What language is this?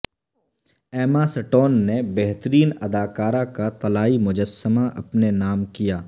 Urdu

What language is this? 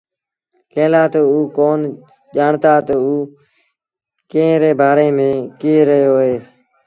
Sindhi Bhil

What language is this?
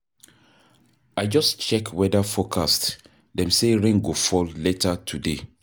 Nigerian Pidgin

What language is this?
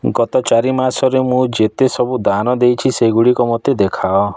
Odia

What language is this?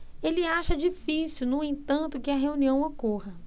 Portuguese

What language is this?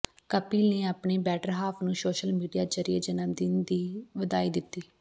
Punjabi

